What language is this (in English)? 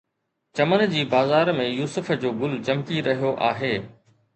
Sindhi